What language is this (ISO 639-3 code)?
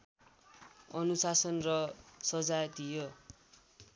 nep